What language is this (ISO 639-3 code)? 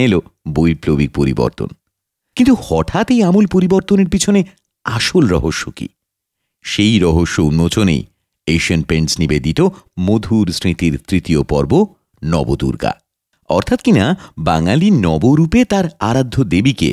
ben